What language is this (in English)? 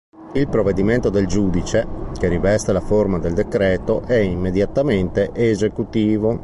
Italian